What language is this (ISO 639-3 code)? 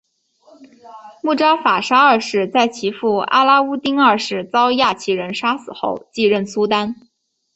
zho